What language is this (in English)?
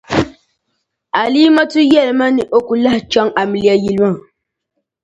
Dagbani